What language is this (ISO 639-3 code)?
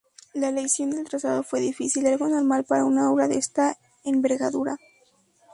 spa